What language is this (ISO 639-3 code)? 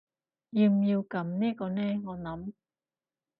yue